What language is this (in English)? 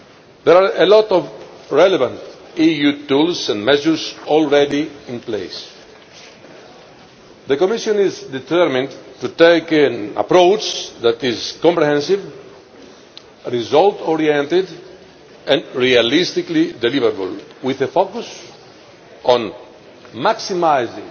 English